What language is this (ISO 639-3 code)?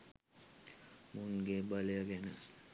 sin